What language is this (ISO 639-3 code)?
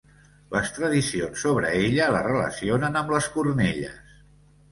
cat